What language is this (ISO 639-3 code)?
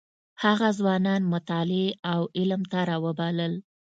pus